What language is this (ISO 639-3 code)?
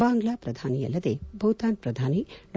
kan